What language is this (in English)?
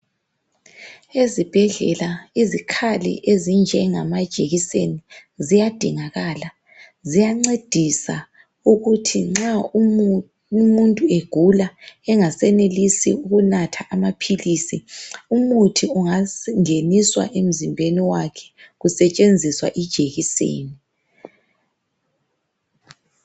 North Ndebele